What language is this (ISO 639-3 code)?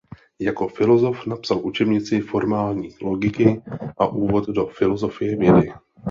ces